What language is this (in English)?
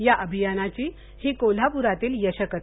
Marathi